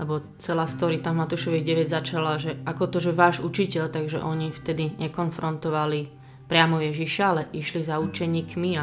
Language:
Slovak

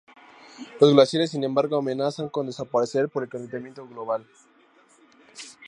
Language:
Spanish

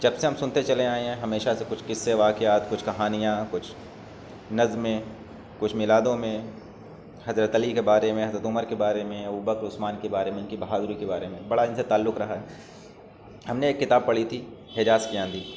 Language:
Urdu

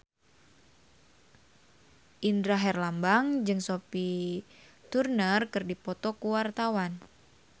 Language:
Sundanese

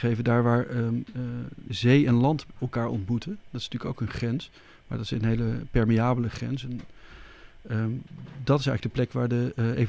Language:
Dutch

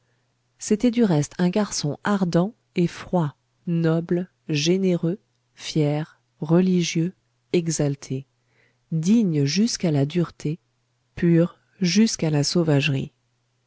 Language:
French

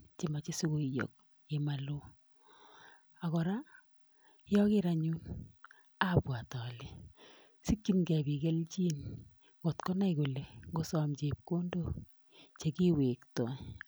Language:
Kalenjin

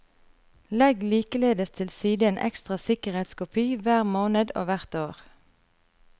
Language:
Norwegian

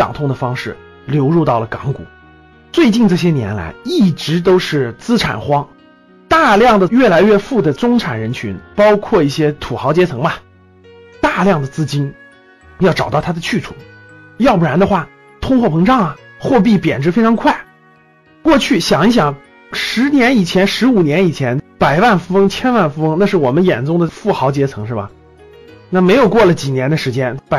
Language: Chinese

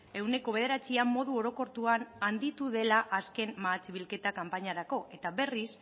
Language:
Basque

